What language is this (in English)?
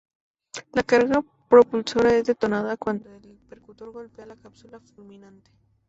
Spanish